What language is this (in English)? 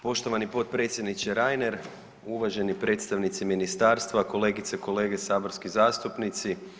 Croatian